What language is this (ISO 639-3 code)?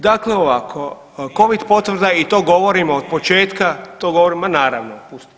hrv